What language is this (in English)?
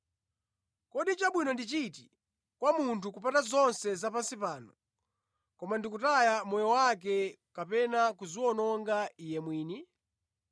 Nyanja